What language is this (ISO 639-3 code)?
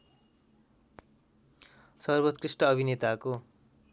nep